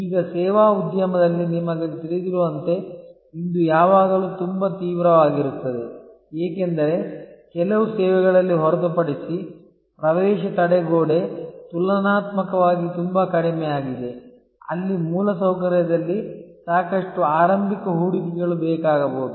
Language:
Kannada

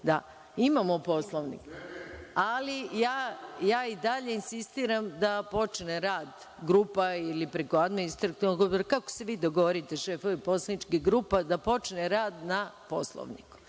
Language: Serbian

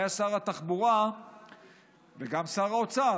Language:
Hebrew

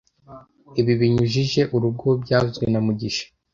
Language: Kinyarwanda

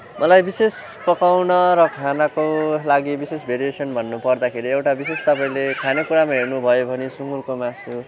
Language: Nepali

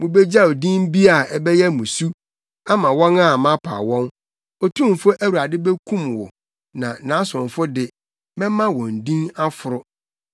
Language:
Akan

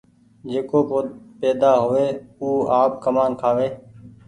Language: Goaria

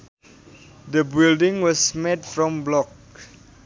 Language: Sundanese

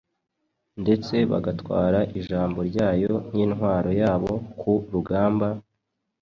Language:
Kinyarwanda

